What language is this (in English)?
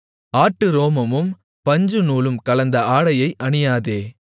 Tamil